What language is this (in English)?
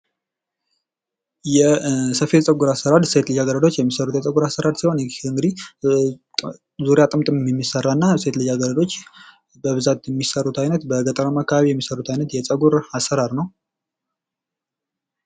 Amharic